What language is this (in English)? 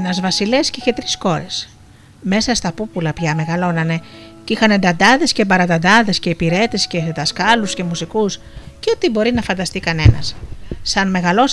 Greek